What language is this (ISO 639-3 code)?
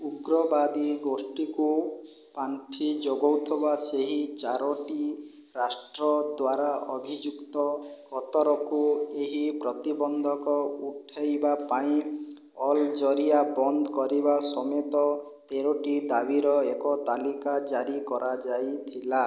ori